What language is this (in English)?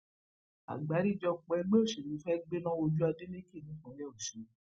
Yoruba